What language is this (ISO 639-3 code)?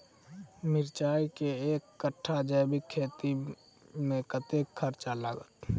mai